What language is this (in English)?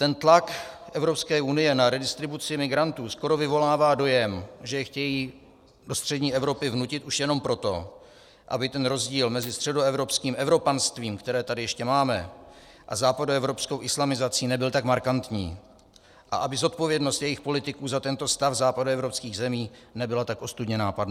Czech